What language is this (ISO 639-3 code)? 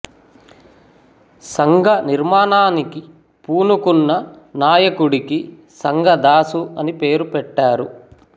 tel